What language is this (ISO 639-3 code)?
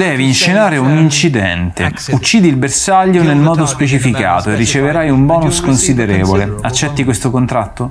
ita